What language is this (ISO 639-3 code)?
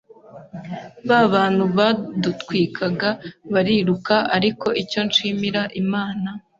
kin